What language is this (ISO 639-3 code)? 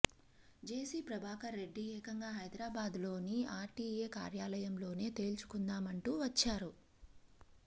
tel